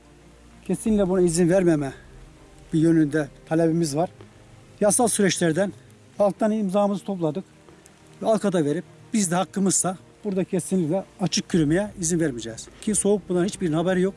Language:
Turkish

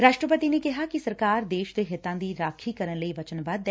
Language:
Punjabi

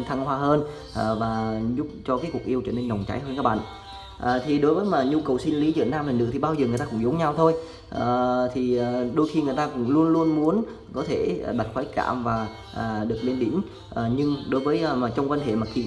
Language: Vietnamese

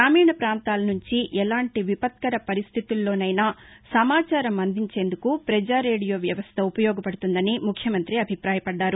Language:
Telugu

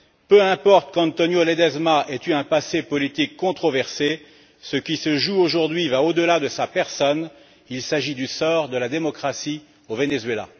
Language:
French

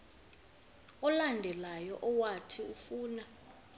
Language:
Xhosa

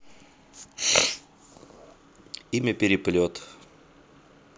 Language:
Russian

